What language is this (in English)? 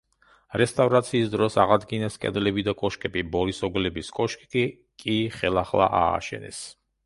Georgian